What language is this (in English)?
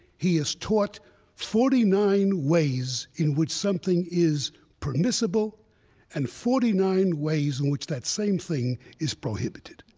English